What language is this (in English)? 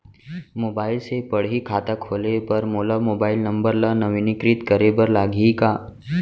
Chhattisgarhi